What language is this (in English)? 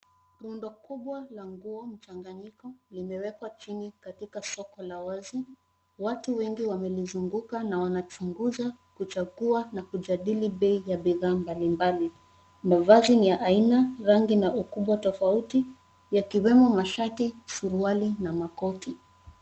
Swahili